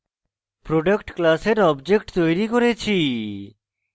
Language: Bangla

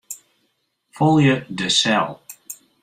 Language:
Western Frisian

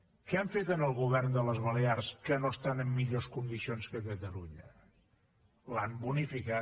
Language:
Catalan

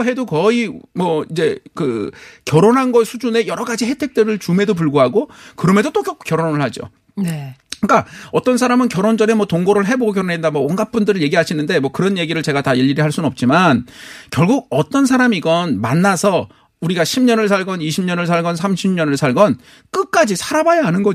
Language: Korean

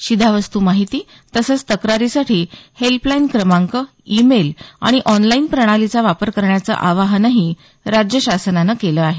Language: Marathi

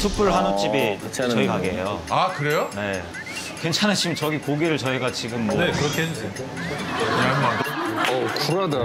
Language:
Korean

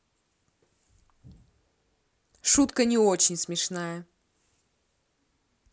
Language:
Russian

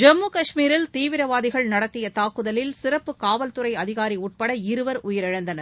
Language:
Tamil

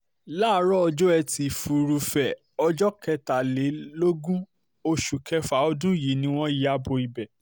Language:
Yoruba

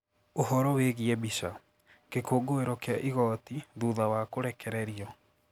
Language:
Kikuyu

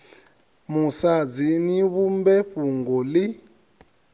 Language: Venda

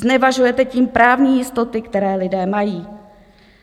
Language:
Czech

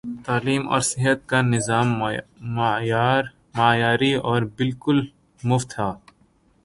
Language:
Urdu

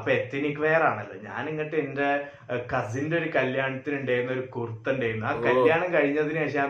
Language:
Malayalam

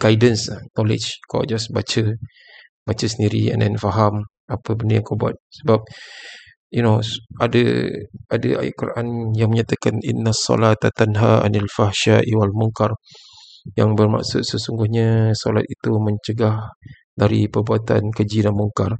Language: Malay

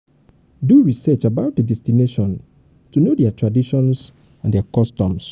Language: Nigerian Pidgin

